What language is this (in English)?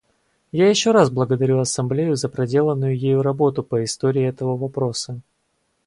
Russian